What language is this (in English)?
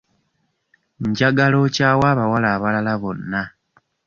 Ganda